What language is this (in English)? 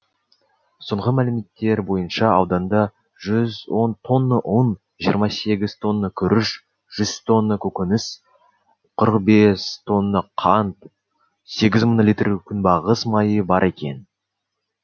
Kazakh